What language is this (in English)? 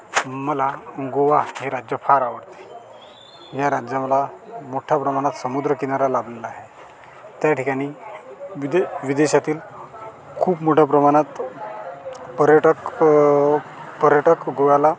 Marathi